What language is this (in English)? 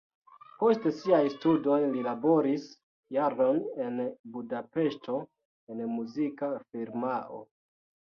Esperanto